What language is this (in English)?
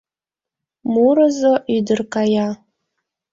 Mari